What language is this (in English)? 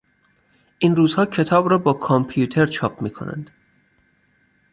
Persian